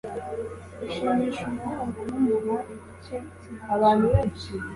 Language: Kinyarwanda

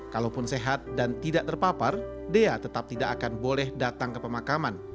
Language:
Indonesian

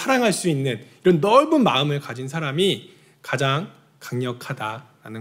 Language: Korean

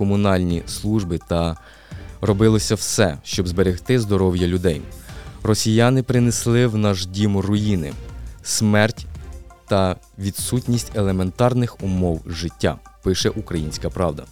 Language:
Ukrainian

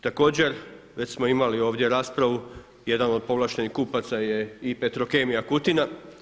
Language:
Croatian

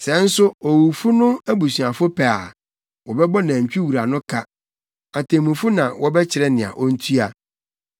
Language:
Akan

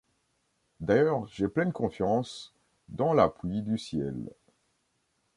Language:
French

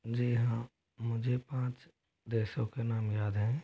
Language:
Hindi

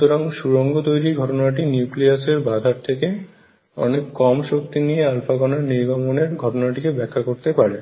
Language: Bangla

